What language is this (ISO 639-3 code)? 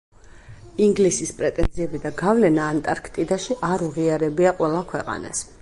kat